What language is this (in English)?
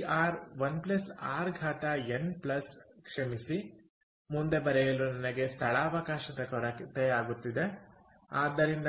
Kannada